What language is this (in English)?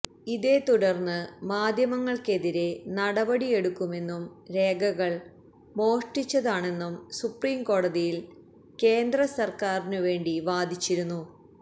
Malayalam